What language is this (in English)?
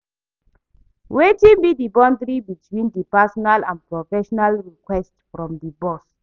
Nigerian Pidgin